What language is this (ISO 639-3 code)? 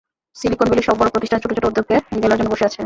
ben